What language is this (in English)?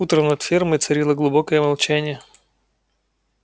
Russian